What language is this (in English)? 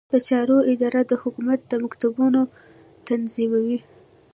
Pashto